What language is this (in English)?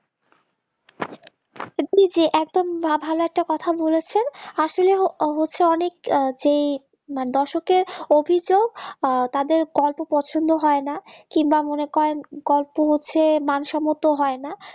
Bangla